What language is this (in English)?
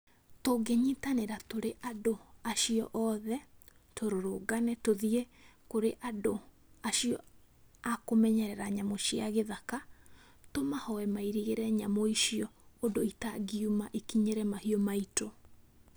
Kikuyu